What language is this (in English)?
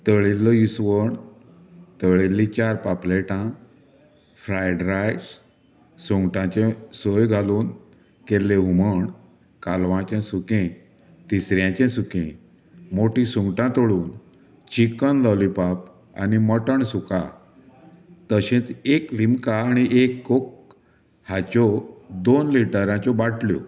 Konkani